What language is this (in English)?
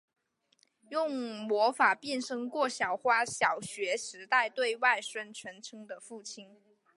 Chinese